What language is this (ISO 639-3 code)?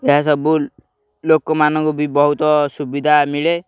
ori